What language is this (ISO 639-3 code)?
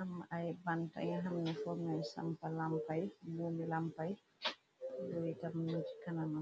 wol